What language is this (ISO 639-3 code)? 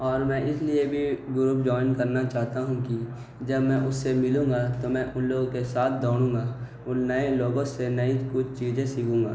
urd